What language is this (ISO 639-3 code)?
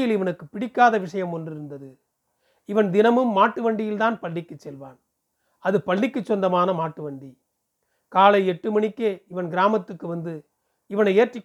tam